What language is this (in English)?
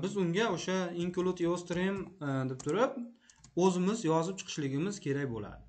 Turkish